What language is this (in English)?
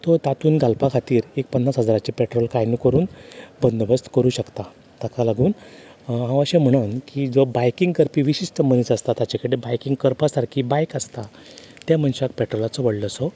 Konkani